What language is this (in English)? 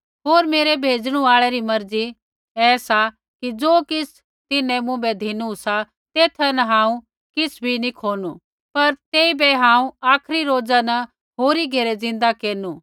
Kullu Pahari